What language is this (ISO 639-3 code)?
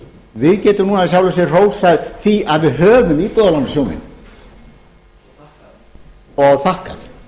isl